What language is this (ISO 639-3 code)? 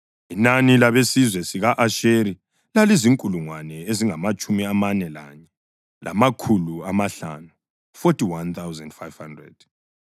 nde